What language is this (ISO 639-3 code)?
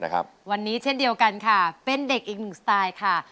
tha